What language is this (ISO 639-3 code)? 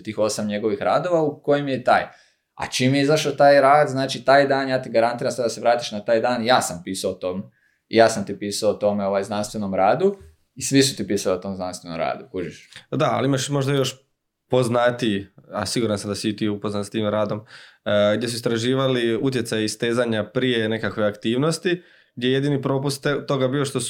hrv